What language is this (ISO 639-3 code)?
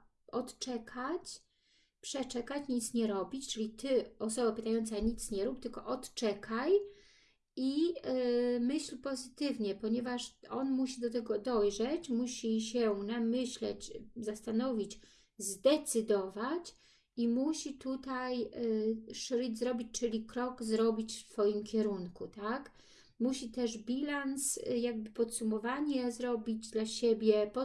pol